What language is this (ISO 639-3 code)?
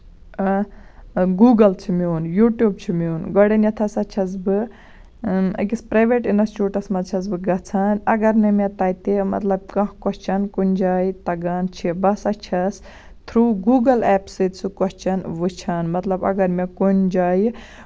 kas